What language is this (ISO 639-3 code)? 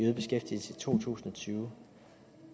dan